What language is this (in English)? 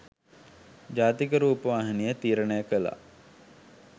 Sinhala